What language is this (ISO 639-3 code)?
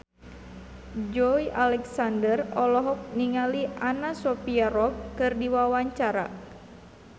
sun